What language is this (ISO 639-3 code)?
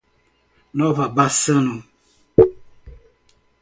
por